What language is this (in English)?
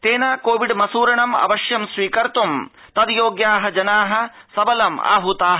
Sanskrit